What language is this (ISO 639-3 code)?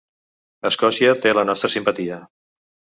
cat